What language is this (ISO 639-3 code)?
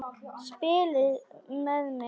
isl